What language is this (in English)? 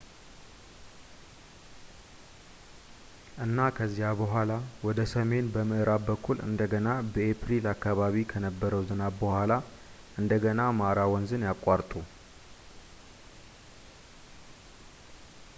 Amharic